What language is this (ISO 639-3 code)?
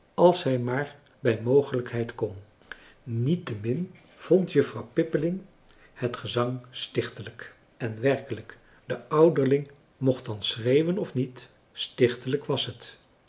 nld